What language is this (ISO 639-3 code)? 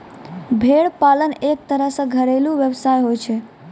mai